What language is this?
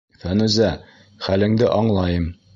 Bashkir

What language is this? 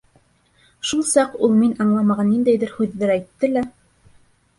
Bashkir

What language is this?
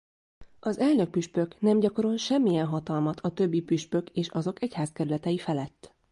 Hungarian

